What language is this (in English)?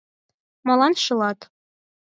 Mari